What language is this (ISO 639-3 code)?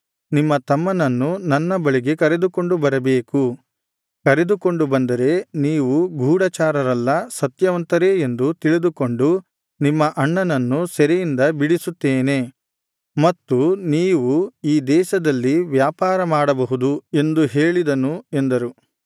kan